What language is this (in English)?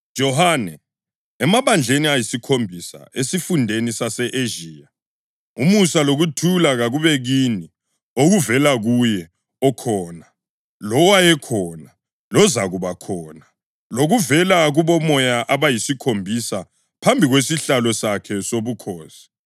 North Ndebele